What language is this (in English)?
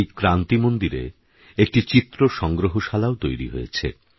Bangla